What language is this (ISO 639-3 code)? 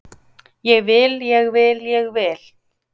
isl